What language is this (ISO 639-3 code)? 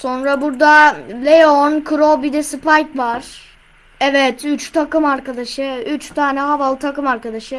tur